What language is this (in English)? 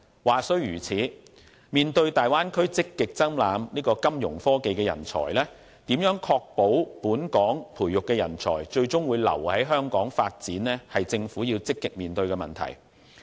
Cantonese